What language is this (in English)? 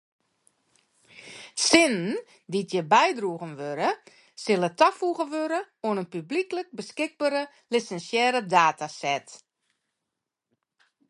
Western Frisian